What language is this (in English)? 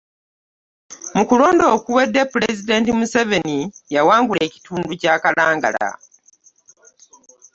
Ganda